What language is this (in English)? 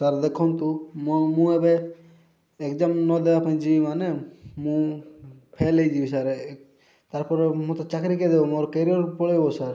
Odia